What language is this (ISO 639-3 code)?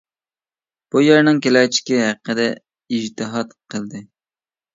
uig